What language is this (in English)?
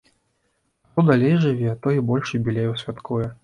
Belarusian